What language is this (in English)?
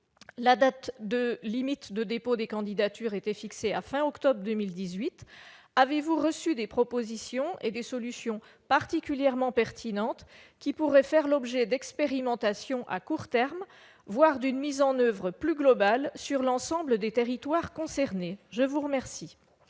French